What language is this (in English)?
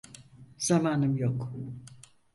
Turkish